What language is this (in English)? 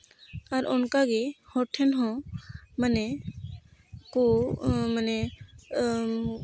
Santali